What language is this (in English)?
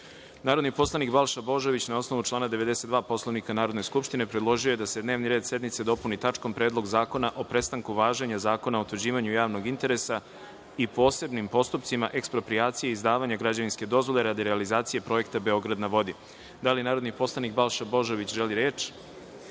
Serbian